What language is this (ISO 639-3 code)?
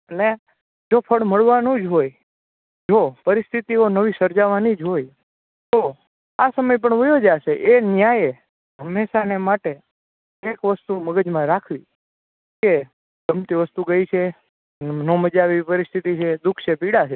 guj